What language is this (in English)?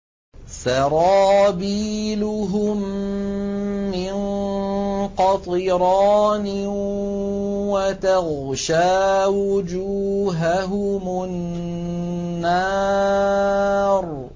Arabic